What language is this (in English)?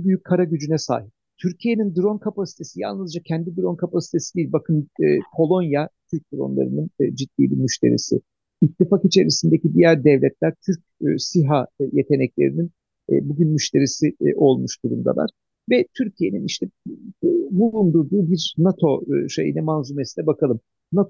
Turkish